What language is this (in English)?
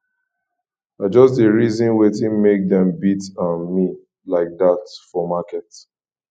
Nigerian Pidgin